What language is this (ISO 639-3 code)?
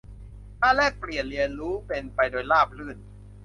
tha